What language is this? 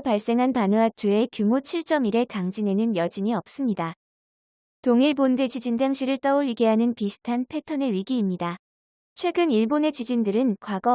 Korean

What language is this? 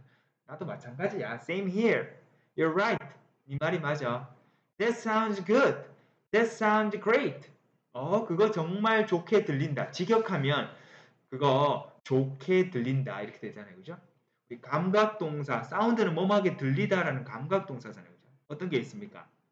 Korean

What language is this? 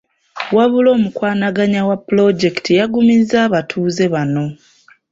Ganda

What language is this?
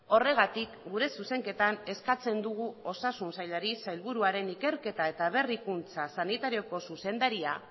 Basque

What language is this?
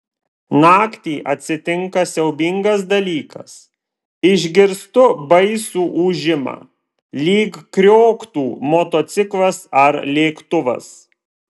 Lithuanian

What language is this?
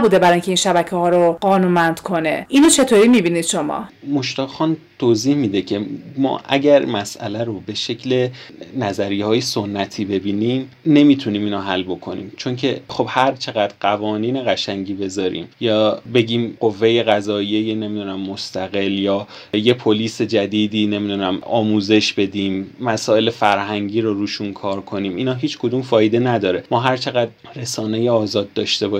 Persian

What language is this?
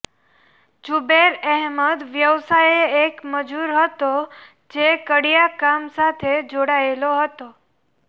Gujarati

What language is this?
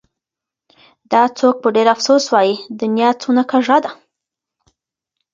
Pashto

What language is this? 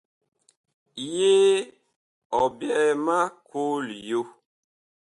Bakoko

